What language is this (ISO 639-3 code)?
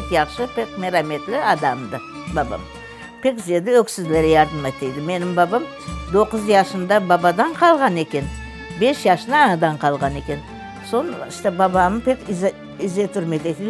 tur